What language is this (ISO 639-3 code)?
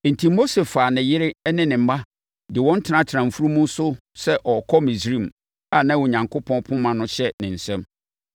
aka